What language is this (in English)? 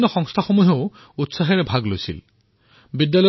Assamese